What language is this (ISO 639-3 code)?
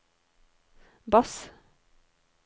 nor